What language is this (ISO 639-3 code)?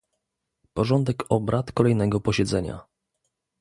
pol